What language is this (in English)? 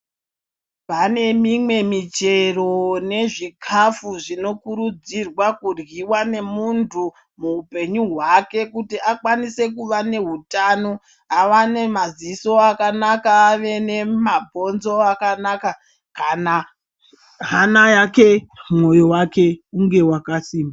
Ndau